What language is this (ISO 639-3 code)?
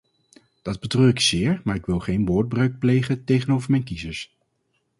nld